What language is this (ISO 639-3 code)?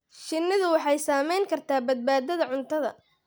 som